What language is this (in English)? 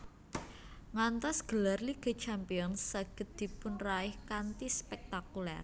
Javanese